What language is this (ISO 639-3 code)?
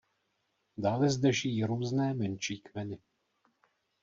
ces